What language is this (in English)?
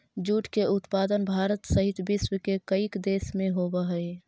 Magahi